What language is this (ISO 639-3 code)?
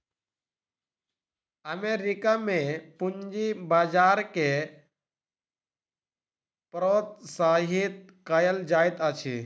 mai